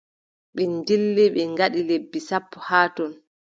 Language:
Adamawa Fulfulde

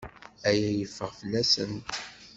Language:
Kabyle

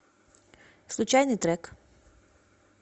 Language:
Russian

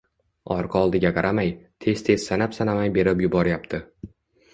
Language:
Uzbek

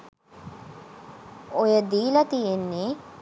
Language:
Sinhala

